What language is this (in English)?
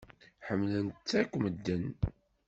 Kabyle